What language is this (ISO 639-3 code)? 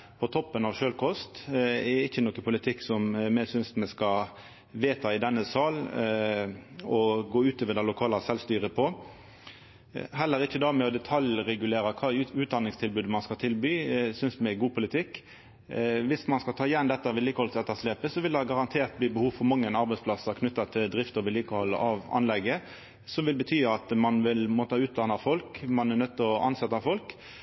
nno